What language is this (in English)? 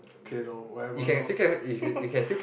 English